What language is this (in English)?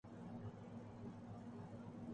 Urdu